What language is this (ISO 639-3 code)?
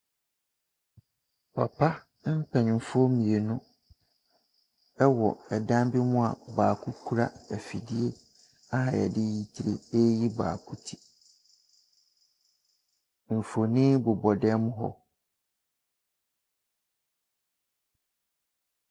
aka